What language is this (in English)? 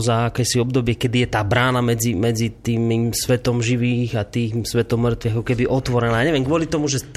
Slovak